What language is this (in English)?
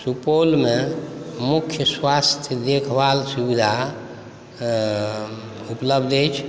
Maithili